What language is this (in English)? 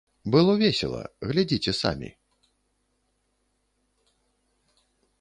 Belarusian